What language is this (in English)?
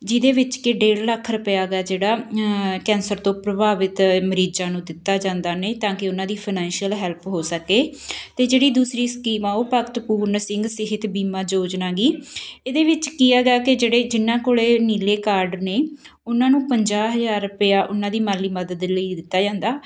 Punjabi